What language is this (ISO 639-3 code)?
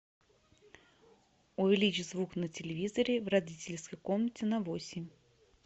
rus